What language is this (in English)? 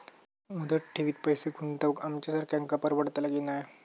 Marathi